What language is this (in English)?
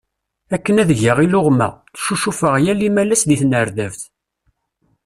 Kabyle